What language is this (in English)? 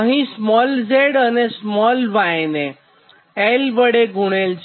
Gujarati